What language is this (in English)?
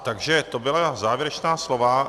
Czech